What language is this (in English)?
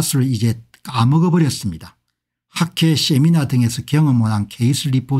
Korean